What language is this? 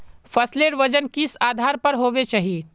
Magahi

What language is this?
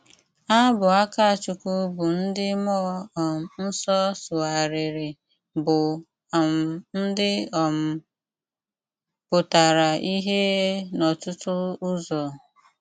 Igbo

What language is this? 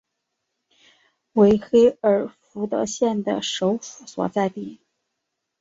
Chinese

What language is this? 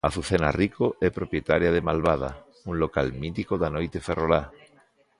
Galician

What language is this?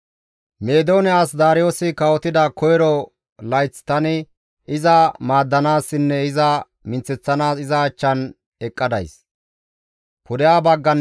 Gamo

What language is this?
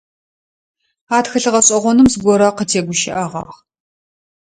Adyghe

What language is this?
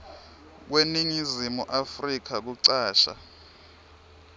Swati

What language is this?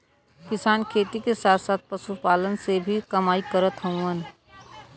Bhojpuri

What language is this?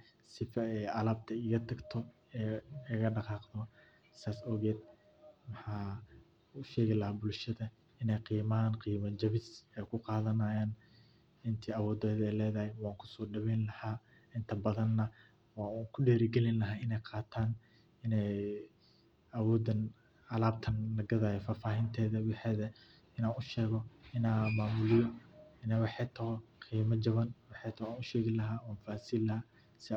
Somali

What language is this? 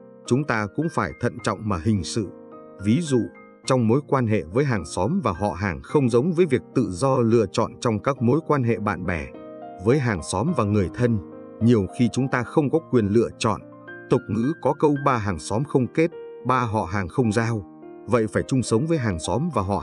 Vietnamese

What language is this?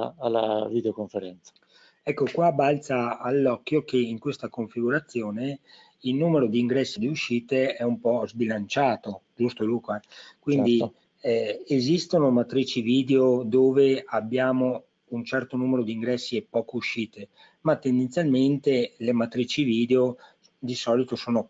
Italian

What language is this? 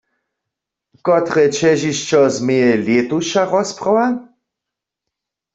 Upper Sorbian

